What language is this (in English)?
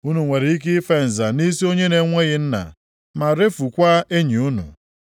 Igbo